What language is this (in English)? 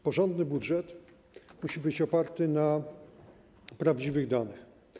Polish